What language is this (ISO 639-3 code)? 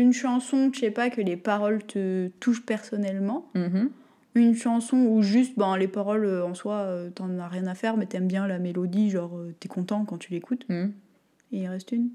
fra